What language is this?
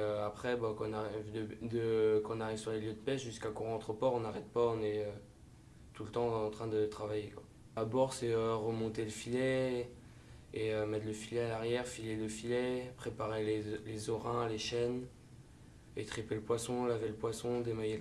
French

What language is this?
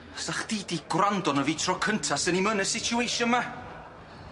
Welsh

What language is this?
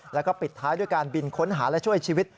Thai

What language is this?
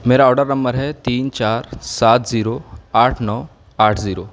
Urdu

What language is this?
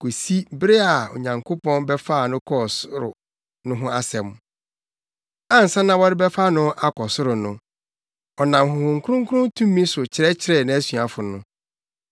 Akan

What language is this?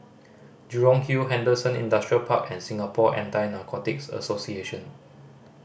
English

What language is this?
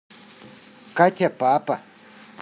Russian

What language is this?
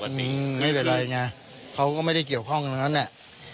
Thai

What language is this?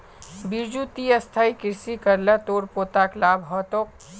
Magahi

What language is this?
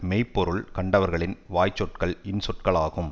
Tamil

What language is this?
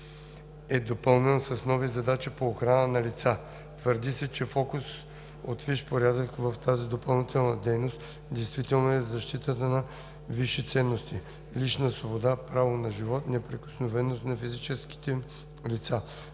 Bulgarian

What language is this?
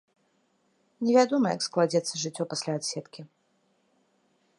Belarusian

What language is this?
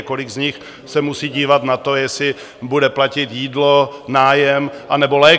Czech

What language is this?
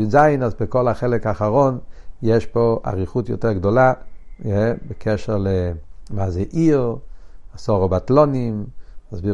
Hebrew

